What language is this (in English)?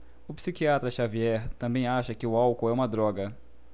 Portuguese